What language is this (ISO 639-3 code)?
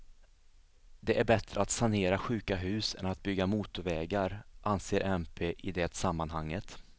swe